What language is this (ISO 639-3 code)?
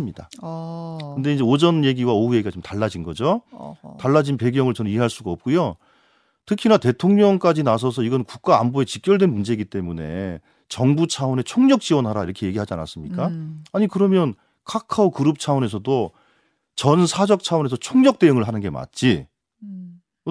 kor